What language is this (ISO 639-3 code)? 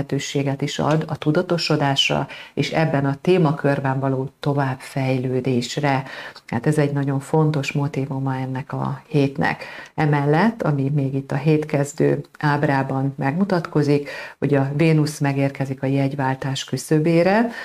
hun